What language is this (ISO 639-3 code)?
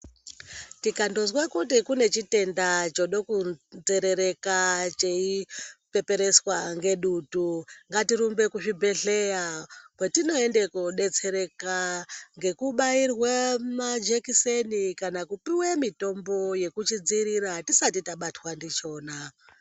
ndc